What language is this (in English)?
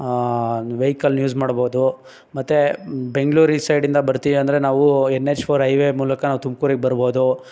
Kannada